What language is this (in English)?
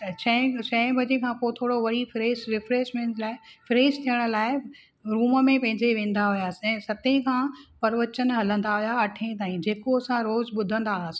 Sindhi